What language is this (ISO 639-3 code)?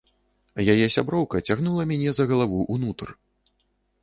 bel